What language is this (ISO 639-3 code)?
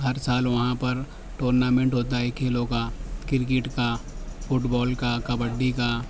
urd